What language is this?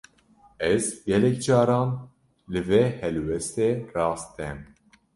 Kurdish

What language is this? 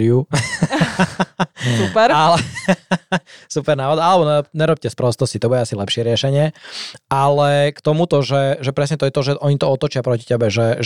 Slovak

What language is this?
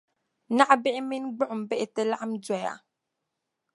Dagbani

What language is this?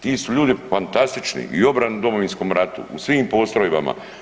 Croatian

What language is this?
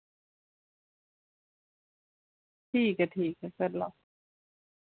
Dogri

